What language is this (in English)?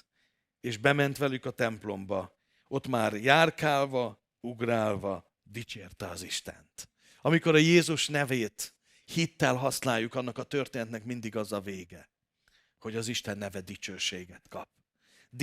Hungarian